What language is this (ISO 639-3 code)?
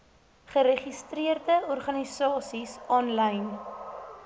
afr